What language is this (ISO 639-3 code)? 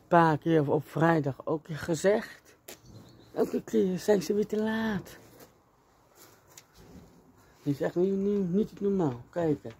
nld